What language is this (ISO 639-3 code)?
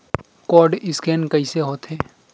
hne